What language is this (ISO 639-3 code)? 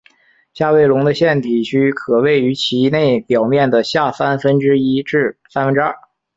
zho